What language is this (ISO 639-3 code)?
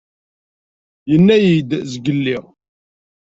kab